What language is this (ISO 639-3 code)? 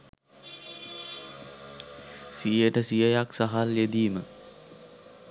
sin